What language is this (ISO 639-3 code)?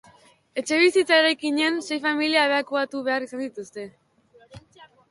eus